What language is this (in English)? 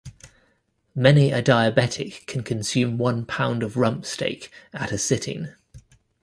English